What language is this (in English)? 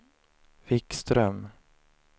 Swedish